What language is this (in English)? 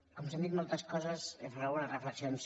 Catalan